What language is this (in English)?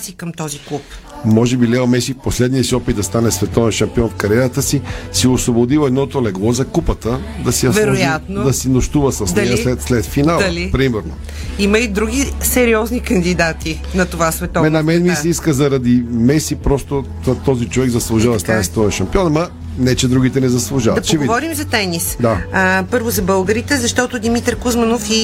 Bulgarian